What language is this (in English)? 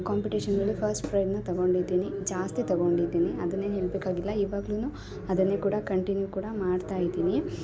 Kannada